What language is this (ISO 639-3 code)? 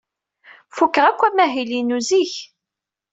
kab